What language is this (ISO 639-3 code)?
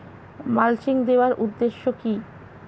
ben